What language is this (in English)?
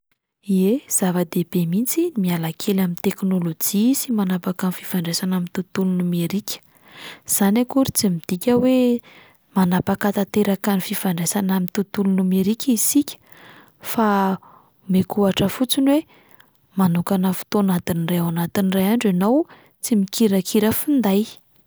Malagasy